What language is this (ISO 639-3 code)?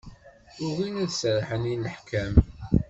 kab